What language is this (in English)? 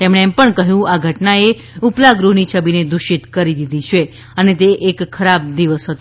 Gujarati